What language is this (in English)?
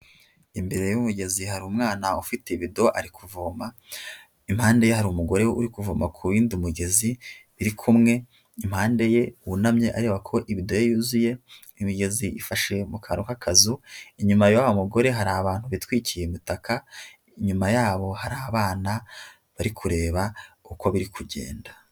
Kinyarwanda